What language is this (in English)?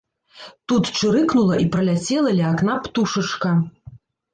Belarusian